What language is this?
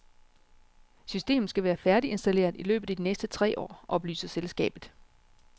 Danish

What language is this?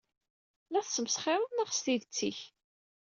Kabyle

